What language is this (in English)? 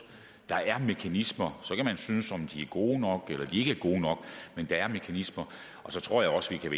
Danish